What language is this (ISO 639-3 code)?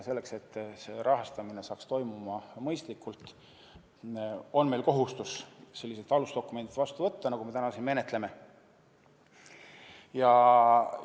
est